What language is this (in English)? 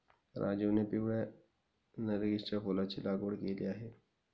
Marathi